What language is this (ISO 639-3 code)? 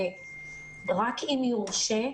heb